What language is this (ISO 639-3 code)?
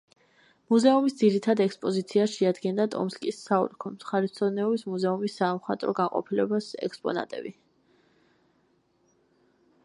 kat